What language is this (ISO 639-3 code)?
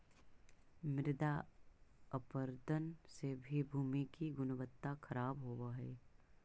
mag